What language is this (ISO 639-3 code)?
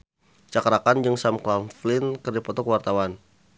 sun